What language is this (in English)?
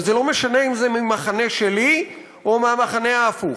Hebrew